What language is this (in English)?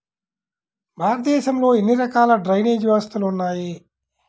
Telugu